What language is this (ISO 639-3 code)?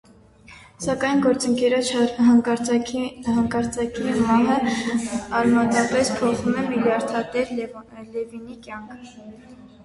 hye